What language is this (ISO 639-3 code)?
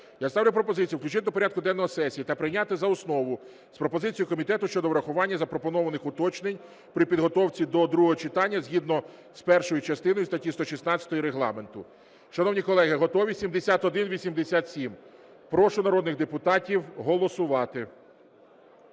ukr